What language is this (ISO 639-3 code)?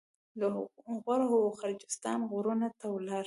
pus